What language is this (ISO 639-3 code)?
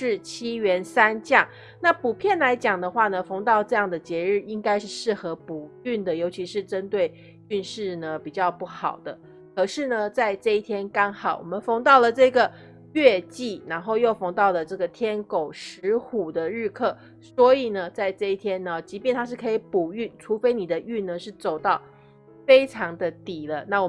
zho